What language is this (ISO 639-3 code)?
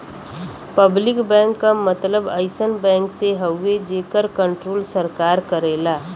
bho